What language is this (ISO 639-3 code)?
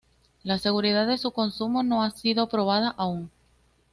spa